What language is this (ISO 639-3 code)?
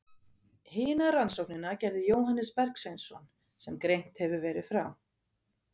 isl